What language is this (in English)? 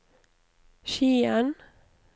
Norwegian